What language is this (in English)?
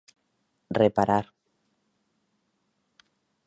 Galician